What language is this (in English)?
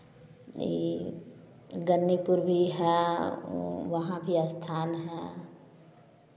Hindi